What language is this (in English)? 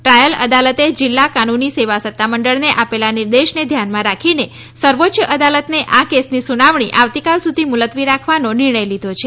Gujarati